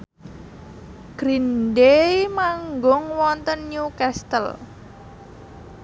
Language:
Javanese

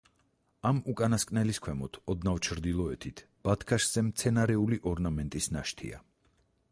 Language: Georgian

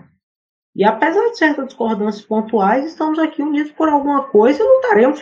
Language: Portuguese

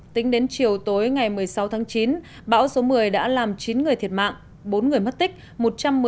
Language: Vietnamese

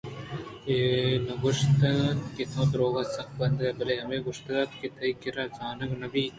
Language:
Eastern Balochi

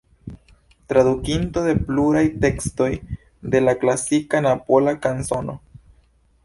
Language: Esperanto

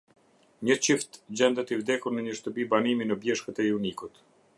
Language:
Albanian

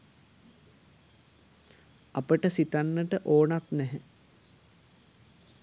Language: Sinhala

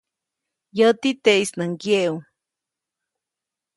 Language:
Copainalá Zoque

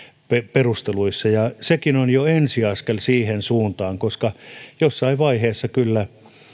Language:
Finnish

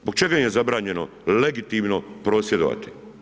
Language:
Croatian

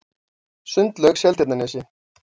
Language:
Icelandic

